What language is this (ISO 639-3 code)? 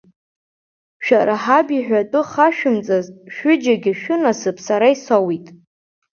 abk